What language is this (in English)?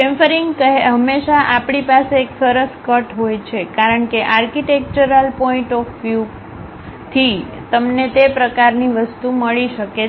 Gujarati